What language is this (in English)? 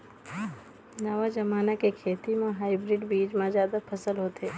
Chhattisgarhi